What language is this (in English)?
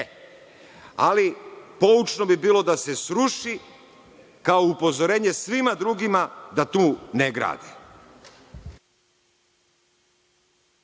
Serbian